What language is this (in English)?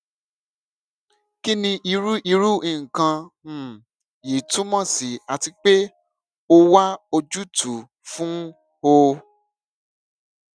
Yoruba